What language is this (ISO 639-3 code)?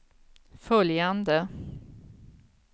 swe